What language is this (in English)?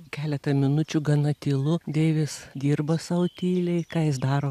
Lithuanian